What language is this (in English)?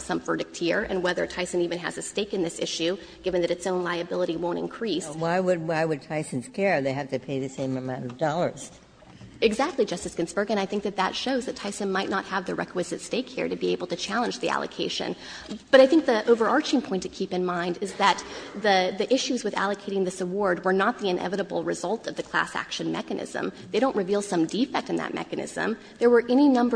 English